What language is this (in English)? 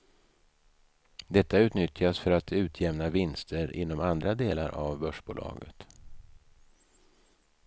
Swedish